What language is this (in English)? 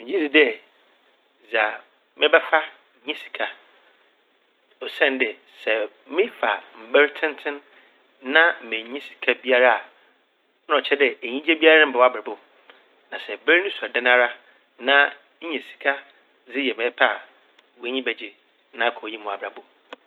Akan